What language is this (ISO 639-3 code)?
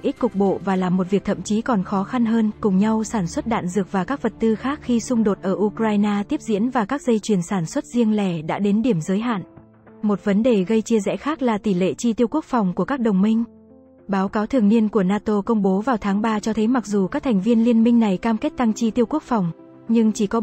vie